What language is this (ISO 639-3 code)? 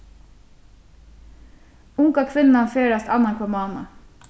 fao